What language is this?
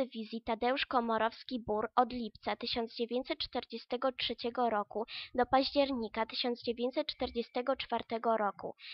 Polish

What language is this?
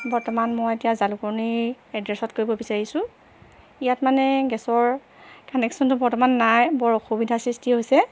Assamese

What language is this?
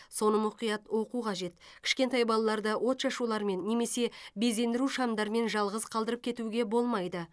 Kazakh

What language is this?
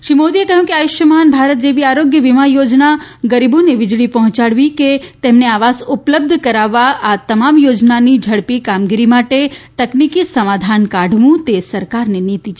Gujarati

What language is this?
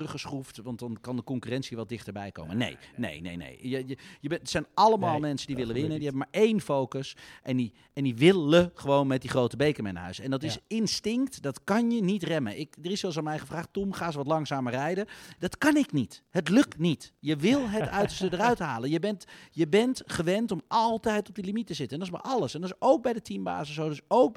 Dutch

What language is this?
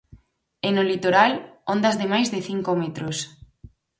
Galician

